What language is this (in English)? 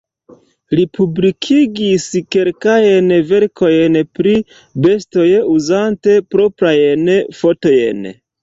Esperanto